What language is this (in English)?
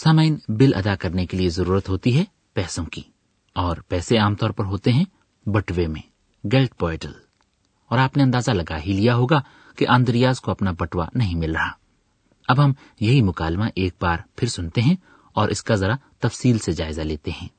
Urdu